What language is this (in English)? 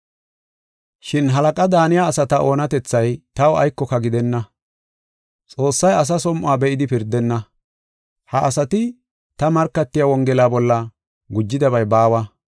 Gofa